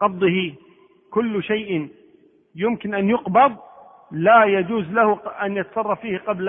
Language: Arabic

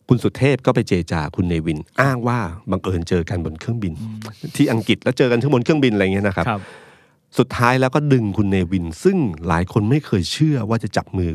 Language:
Thai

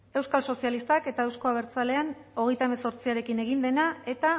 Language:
Basque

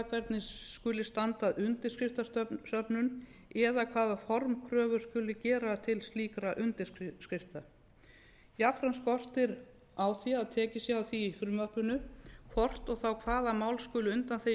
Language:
Icelandic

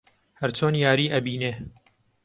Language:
Central Kurdish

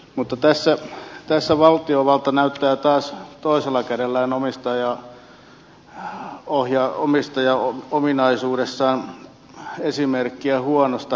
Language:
Finnish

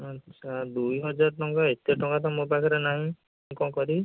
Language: Odia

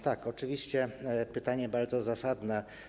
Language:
Polish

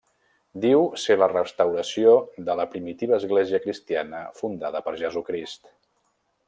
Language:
Catalan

